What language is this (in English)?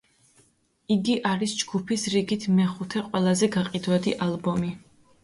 Georgian